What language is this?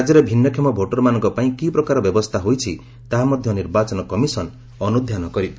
Odia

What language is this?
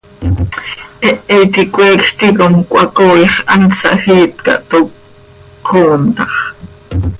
Seri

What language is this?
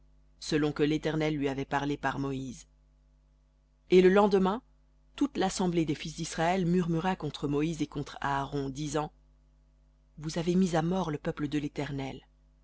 French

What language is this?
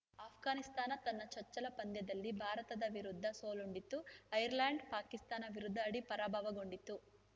Kannada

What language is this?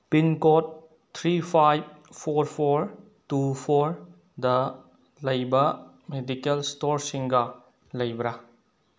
Manipuri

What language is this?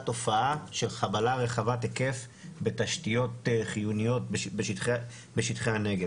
Hebrew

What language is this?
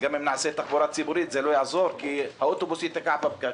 Hebrew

